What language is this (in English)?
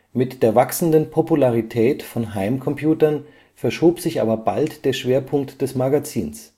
German